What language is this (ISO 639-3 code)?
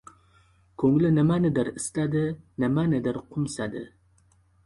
uzb